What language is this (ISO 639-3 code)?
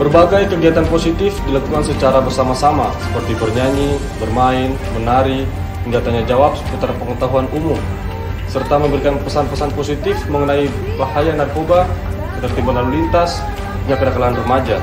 ind